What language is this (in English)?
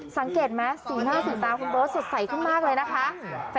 Thai